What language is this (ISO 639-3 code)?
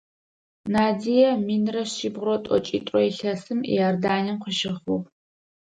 ady